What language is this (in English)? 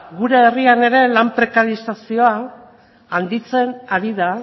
Basque